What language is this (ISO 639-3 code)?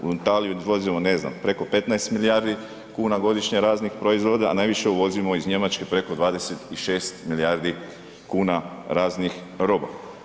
hrv